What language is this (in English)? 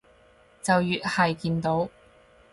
Cantonese